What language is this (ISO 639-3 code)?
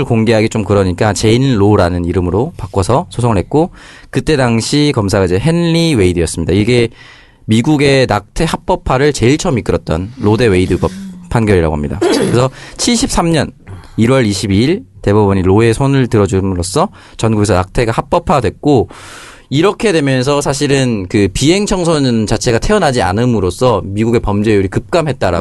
kor